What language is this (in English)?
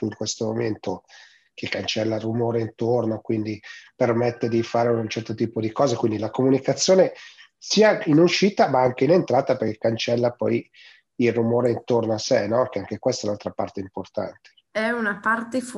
Italian